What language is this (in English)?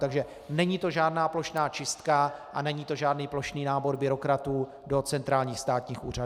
Czech